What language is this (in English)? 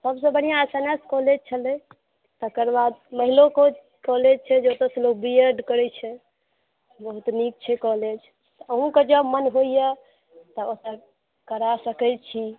Maithili